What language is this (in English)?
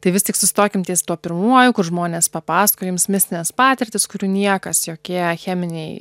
Lithuanian